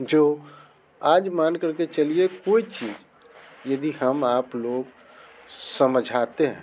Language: Hindi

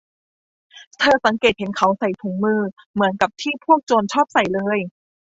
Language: Thai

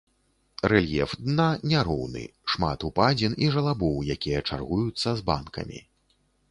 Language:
Belarusian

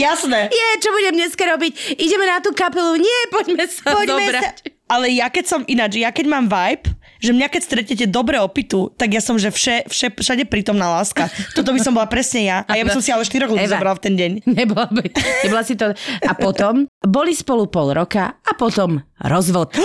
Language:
Slovak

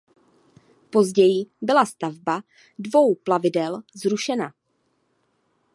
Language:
Czech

